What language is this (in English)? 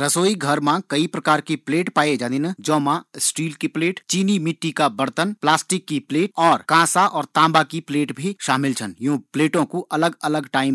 Garhwali